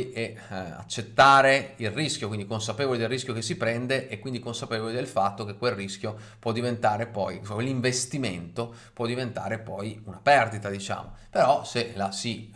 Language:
Italian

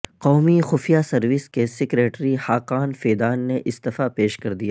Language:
Urdu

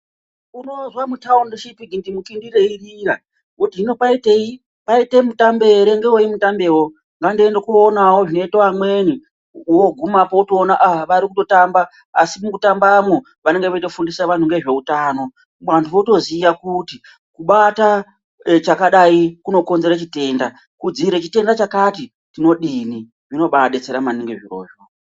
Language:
Ndau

